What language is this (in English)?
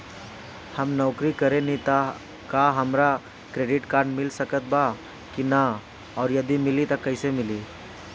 Bhojpuri